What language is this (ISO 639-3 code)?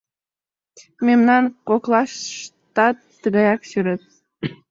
chm